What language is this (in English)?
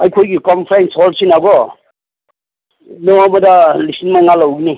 Manipuri